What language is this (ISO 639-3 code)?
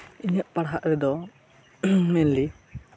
sat